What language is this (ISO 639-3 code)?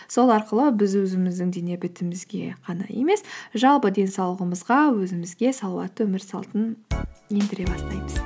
kaz